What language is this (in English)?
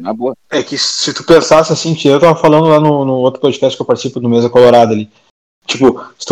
Portuguese